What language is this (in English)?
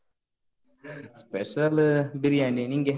Kannada